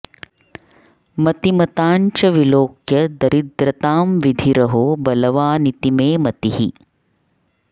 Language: Sanskrit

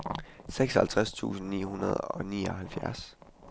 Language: Danish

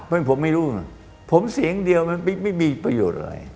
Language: Thai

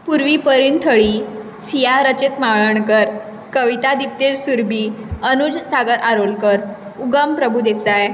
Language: Konkani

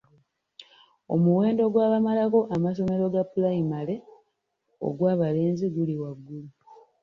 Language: Ganda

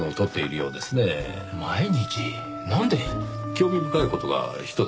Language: Japanese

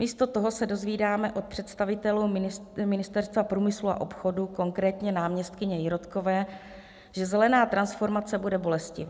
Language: Czech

